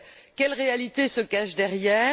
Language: French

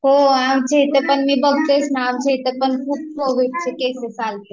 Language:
Marathi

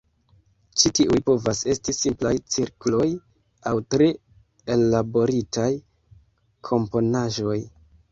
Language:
Esperanto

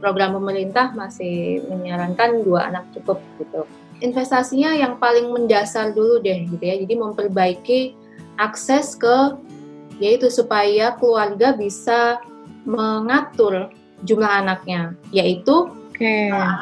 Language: Indonesian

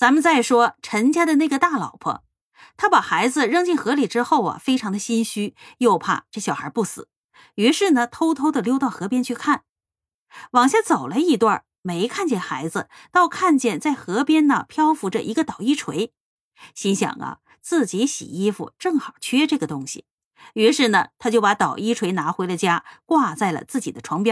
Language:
Chinese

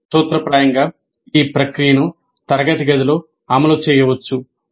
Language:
Telugu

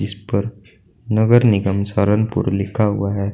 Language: Hindi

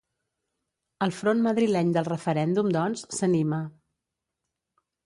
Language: Catalan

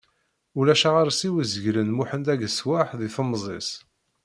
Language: Kabyle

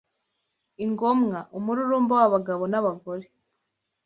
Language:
Kinyarwanda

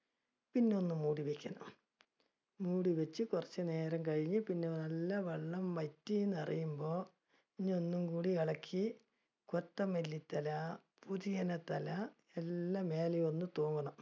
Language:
Malayalam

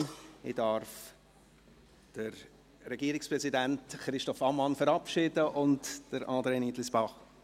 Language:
Swiss German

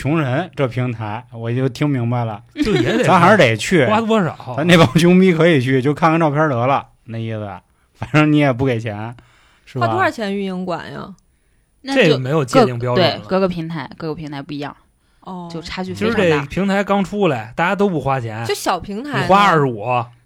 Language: Chinese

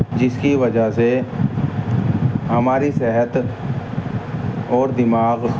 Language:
Urdu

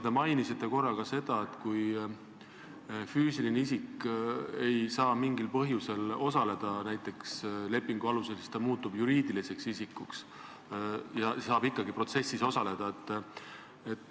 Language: Estonian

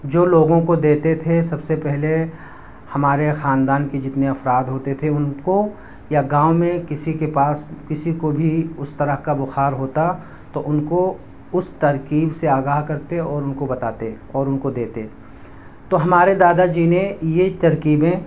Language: Urdu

